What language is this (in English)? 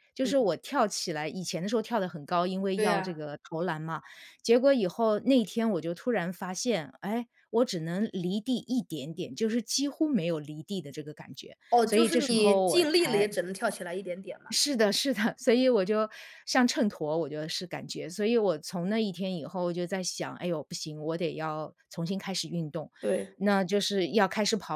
Chinese